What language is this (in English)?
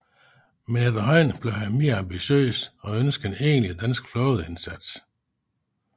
Danish